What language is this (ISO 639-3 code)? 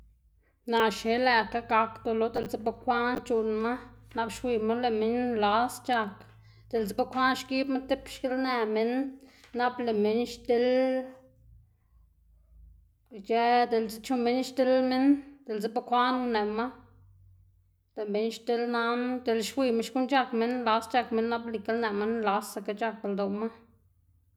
ztg